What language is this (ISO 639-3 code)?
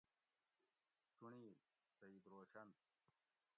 gwc